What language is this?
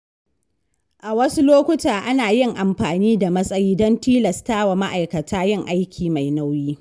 Hausa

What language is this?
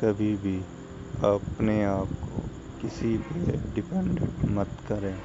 Urdu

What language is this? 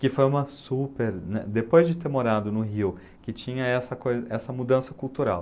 Portuguese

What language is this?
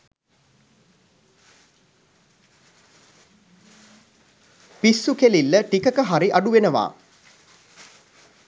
Sinhala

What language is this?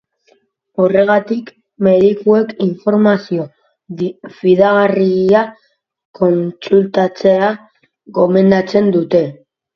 Basque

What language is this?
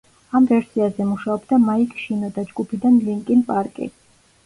Georgian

